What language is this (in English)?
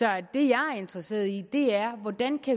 Danish